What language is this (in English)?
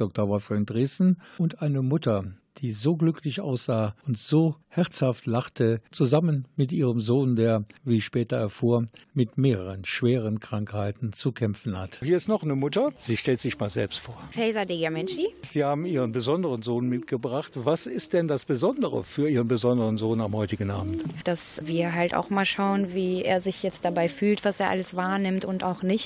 German